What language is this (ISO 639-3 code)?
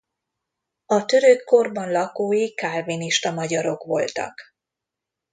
hun